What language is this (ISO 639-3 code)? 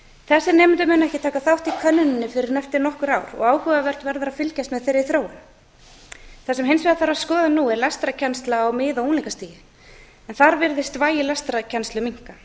isl